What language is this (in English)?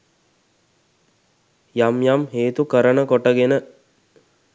Sinhala